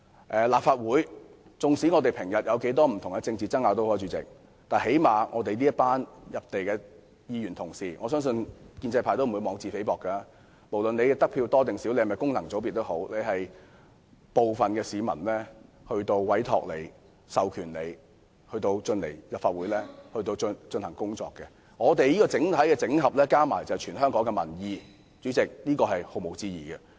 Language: Cantonese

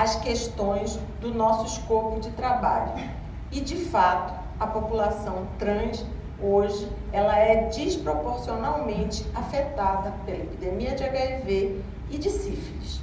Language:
Portuguese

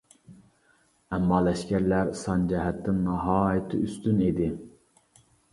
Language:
Uyghur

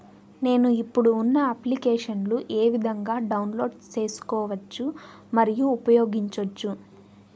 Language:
Telugu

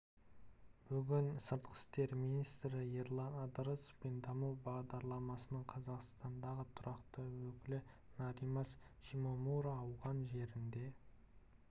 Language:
Kazakh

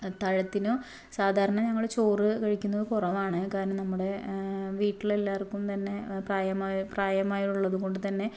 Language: Malayalam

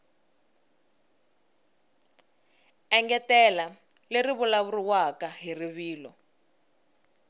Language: Tsonga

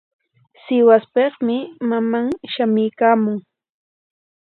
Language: Corongo Ancash Quechua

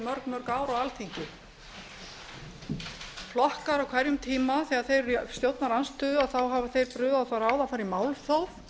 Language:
Icelandic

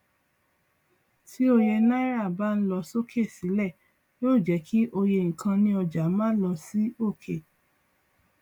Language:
Yoruba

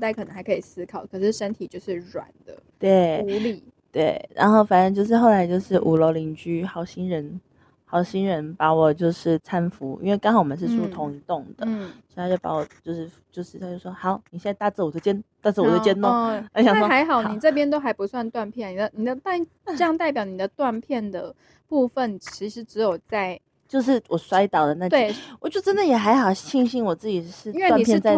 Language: Chinese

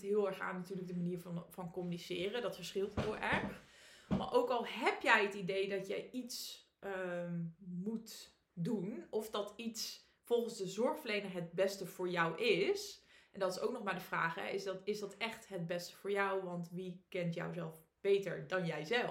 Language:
Dutch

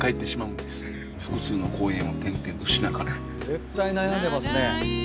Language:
Japanese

